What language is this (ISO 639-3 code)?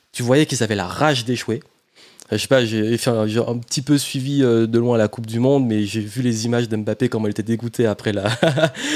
fra